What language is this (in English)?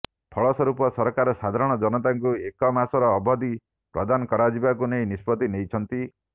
Odia